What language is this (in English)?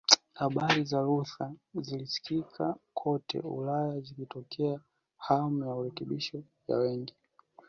Swahili